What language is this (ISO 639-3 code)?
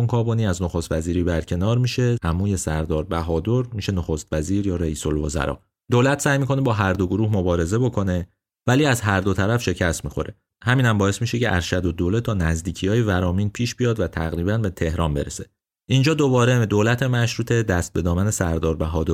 fas